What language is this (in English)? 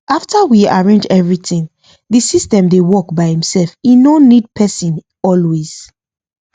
Nigerian Pidgin